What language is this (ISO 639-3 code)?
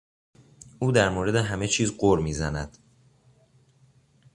fas